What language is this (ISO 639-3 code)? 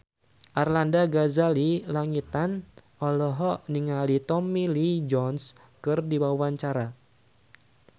sun